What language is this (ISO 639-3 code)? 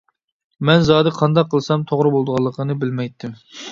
uig